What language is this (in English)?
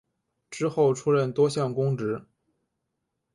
Chinese